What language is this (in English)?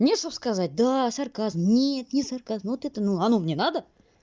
Russian